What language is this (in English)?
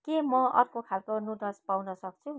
Nepali